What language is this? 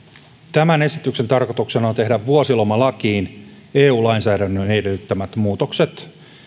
Finnish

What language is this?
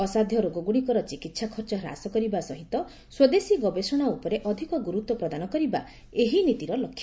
Odia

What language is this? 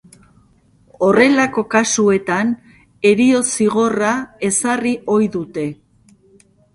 Basque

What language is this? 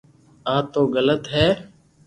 Loarki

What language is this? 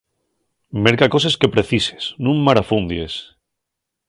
Asturian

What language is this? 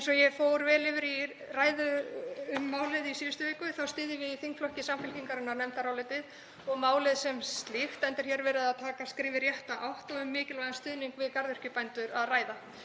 Icelandic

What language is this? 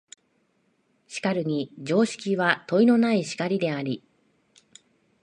Japanese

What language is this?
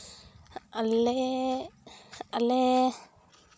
Santali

